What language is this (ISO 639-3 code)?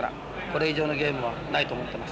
jpn